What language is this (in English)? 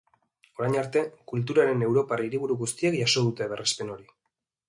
Basque